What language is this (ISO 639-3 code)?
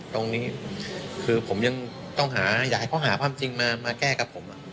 tha